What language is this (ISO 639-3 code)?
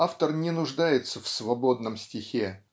rus